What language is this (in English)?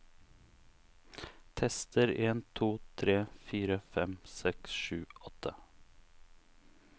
Norwegian